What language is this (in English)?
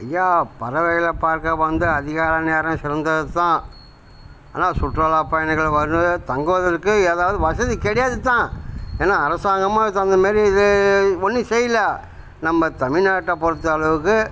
Tamil